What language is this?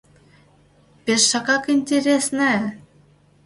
Mari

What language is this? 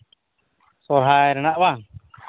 Santali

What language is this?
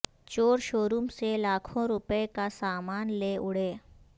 Urdu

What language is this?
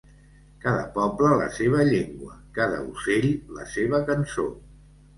Catalan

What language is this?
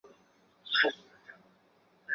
Chinese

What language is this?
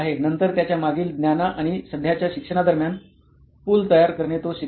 Marathi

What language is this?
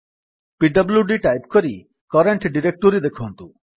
Odia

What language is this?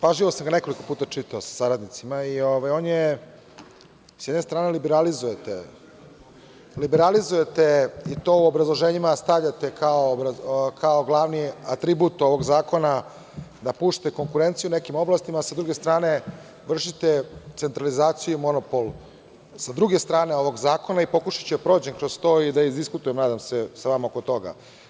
Serbian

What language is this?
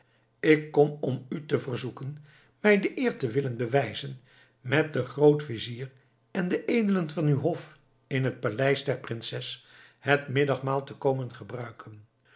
Dutch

